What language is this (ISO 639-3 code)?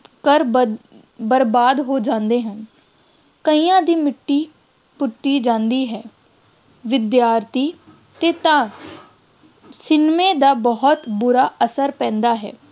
pan